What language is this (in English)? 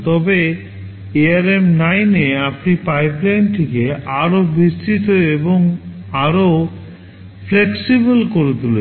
Bangla